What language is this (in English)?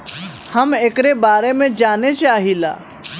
Bhojpuri